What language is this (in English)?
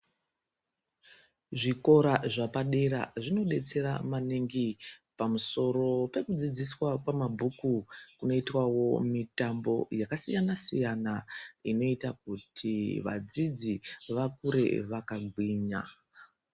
Ndau